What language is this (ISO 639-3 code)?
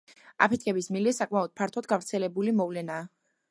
kat